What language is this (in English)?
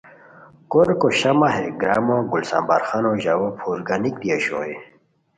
Khowar